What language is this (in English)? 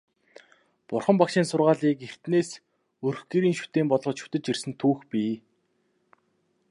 Mongolian